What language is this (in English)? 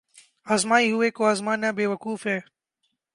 Urdu